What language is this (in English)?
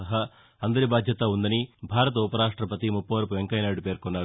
Telugu